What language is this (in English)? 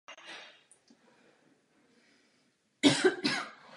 Czech